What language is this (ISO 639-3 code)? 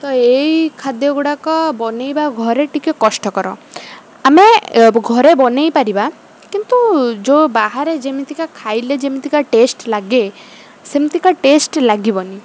ori